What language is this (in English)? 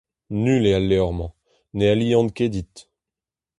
Breton